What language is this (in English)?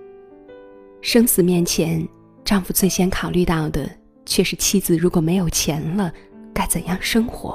Chinese